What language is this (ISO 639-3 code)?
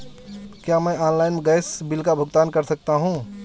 hin